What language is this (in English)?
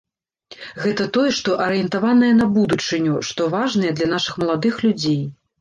Belarusian